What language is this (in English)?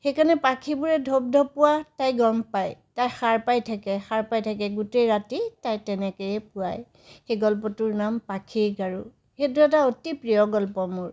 Assamese